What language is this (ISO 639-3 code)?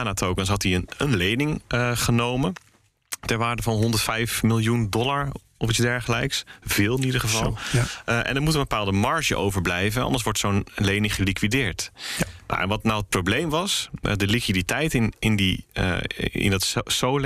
nld